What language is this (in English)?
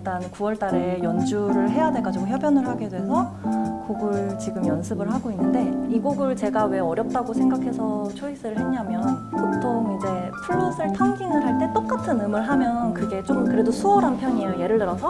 Korean